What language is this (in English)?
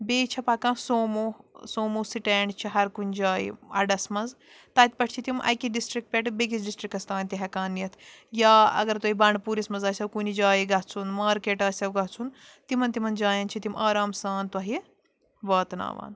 Kashmiri